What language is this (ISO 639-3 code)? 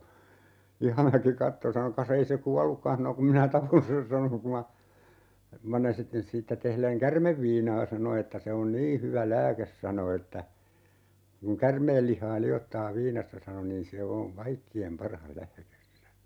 fin